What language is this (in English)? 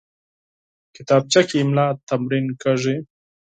Pashto